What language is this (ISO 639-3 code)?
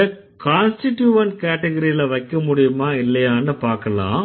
tam